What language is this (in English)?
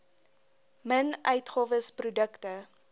Afrikaans